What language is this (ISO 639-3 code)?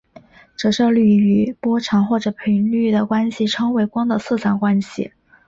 zho